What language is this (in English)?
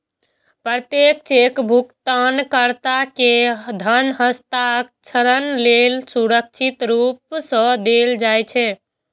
Maithili